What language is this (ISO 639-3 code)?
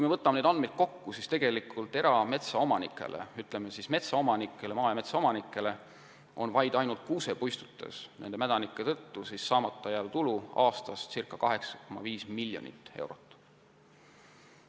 est